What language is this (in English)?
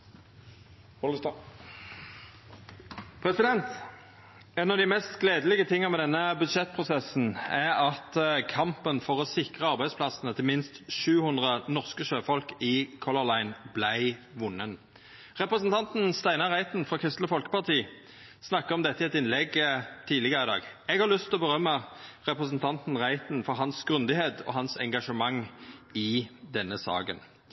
Norwegian